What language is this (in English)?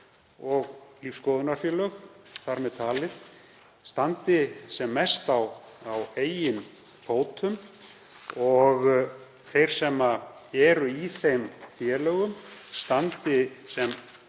Icelandic